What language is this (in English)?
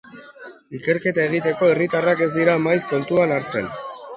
Basque